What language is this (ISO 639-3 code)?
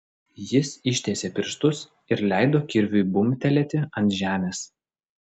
lit